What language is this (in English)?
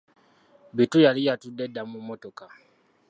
Ganda